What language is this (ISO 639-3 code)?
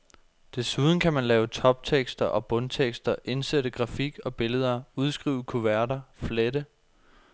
dan